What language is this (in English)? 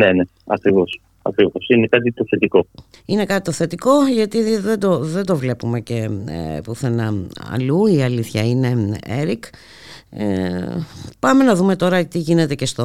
Greek